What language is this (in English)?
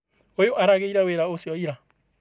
Kikuyu